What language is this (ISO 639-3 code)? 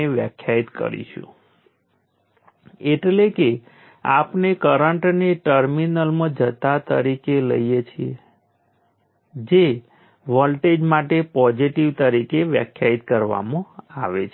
guj